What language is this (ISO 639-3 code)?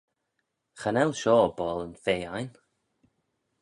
glv